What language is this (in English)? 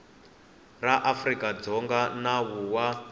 Tsonga